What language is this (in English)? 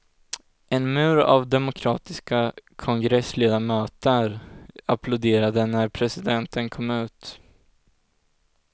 Swedish